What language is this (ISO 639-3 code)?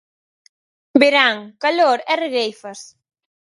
glg